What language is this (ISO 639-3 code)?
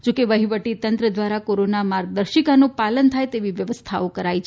guj